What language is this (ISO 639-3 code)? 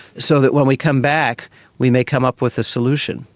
eng